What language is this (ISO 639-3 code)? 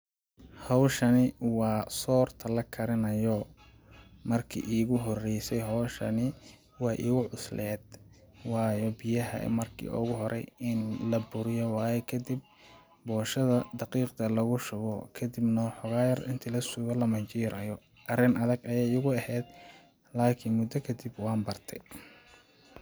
som